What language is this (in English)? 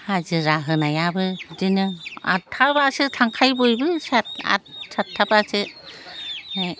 Bodo